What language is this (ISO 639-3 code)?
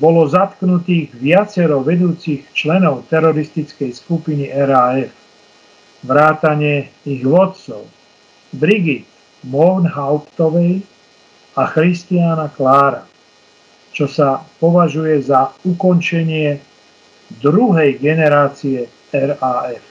slk